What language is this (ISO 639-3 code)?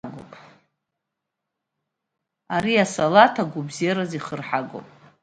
abk